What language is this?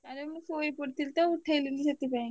Odia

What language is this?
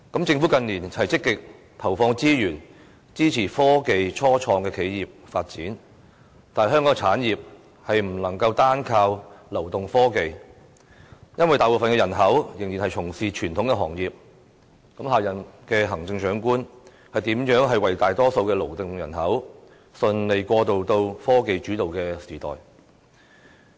Cantonese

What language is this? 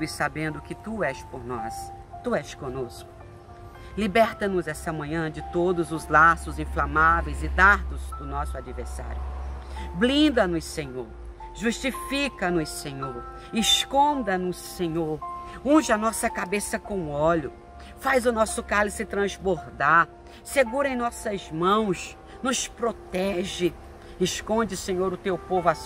Portuguese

